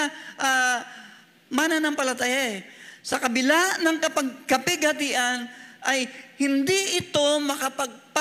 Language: Filipino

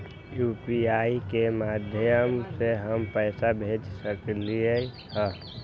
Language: Magahi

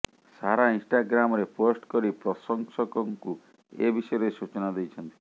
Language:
Odia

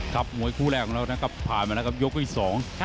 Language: Thai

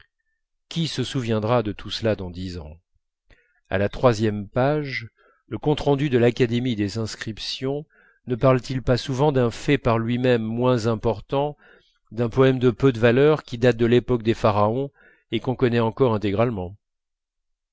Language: French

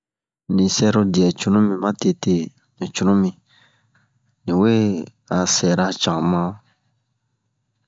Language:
Bomu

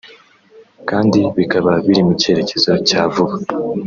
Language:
Kinyarwanda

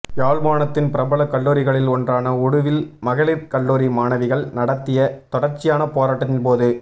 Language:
Tamil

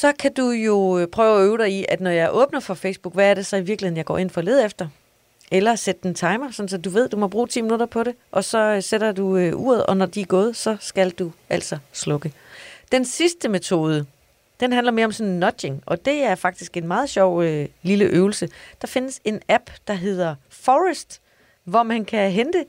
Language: Danish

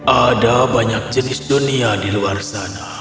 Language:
Indonesian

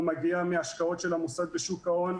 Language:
Hebrew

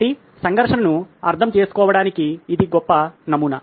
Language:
Telugu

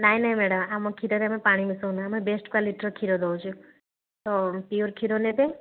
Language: Odia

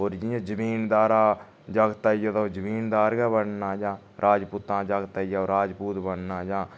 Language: Dogri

